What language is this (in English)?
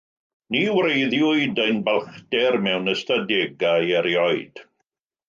Welsh